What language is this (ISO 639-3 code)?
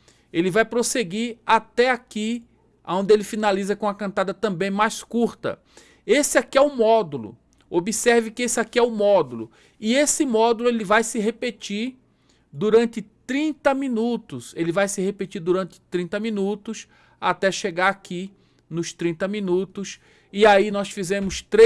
por